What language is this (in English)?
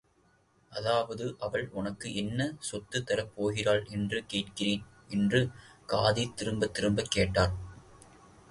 Tamil